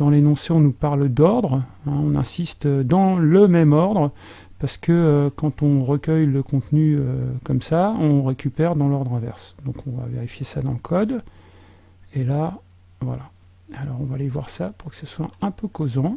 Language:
French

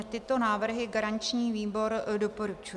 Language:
Czech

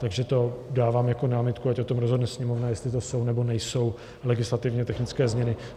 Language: Czech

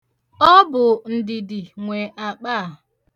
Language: Igbo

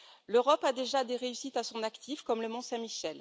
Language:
French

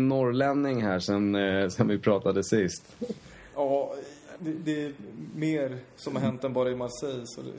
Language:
Swedish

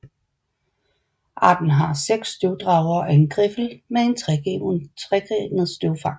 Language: Danish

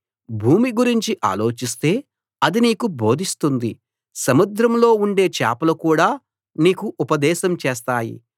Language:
Telugu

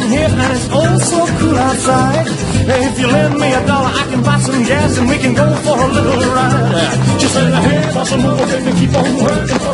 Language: Turkish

